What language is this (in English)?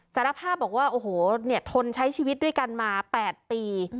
Thai